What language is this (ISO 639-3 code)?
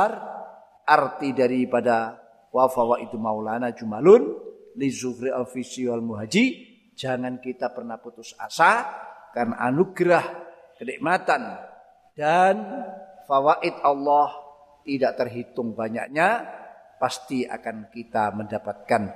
ind